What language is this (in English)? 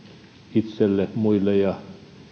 Finnish